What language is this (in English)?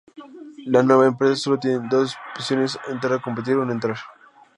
Spanish